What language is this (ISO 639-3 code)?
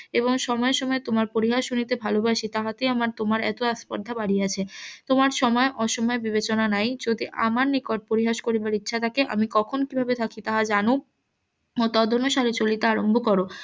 ben